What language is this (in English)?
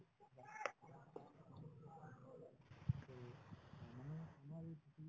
Assamese